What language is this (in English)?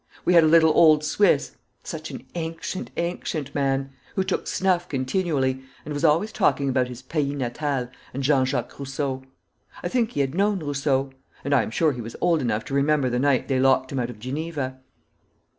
English